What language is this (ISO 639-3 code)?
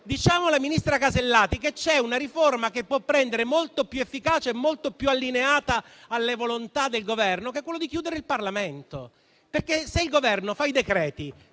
ita